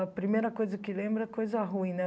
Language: Portuguese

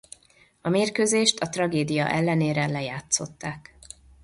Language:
Hungarian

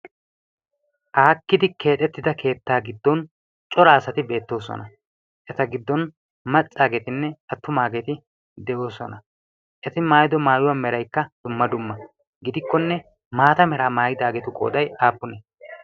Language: Wolaytta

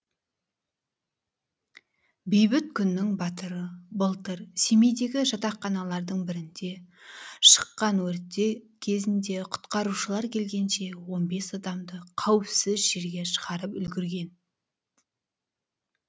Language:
Kazakh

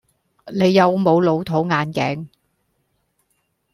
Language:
Cantonese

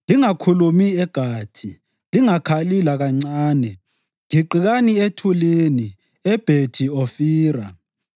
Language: North Ndebele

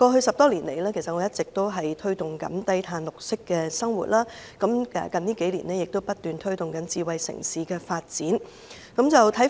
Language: Cantonese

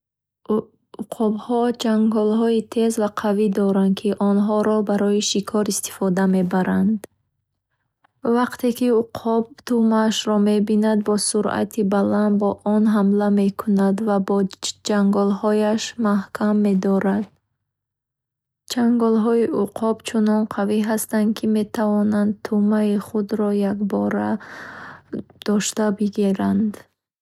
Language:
Bukharic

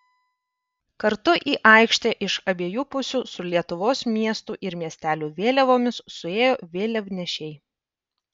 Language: Lithuanian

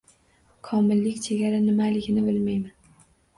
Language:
Uzbek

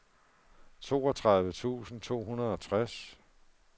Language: Danish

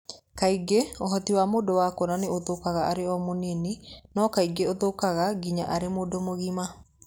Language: Kikuyu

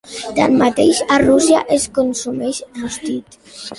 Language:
Catalan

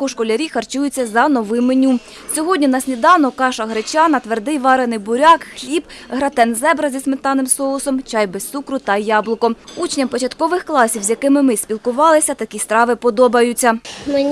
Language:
Ukrainian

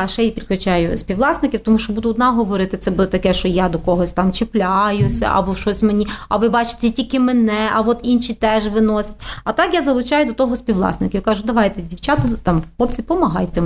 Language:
Ukrainian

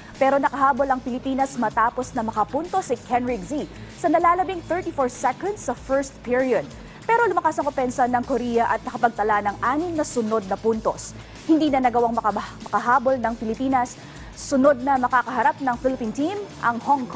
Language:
Filipino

